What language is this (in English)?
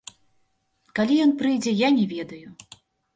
Belarusian